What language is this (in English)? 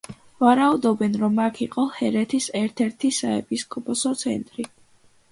Georgian